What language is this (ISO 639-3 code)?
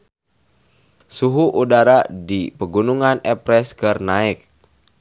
sun